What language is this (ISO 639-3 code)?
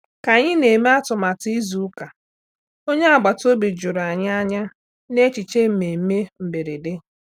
ibo